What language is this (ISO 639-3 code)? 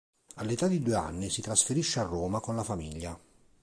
ita